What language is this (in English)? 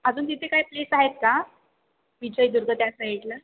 Marathi